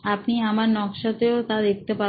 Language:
Bangla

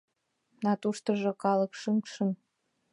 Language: Mari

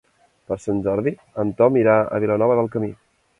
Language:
Catalan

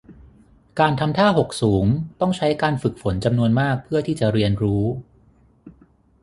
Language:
Thai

